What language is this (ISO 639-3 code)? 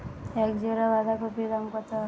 ben